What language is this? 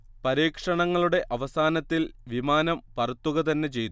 Malayalam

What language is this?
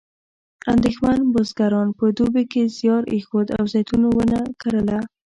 Pashto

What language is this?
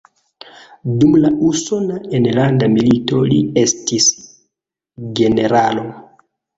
Esperanto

